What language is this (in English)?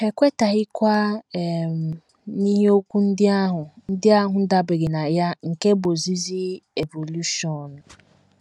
Igbo